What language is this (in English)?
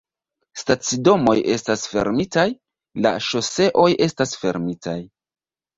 Esperanto